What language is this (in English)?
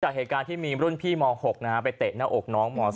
Thai